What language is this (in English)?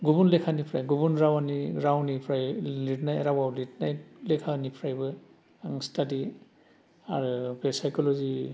Bodo